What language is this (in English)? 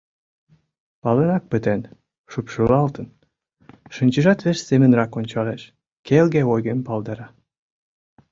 Mari